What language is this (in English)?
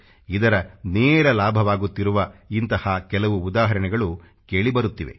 Kannada